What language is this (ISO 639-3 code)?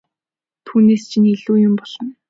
mon